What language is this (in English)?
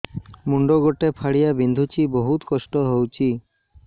Odia